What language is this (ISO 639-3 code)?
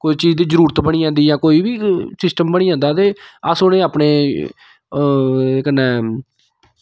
doi